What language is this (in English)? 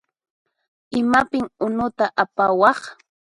Puno Quechua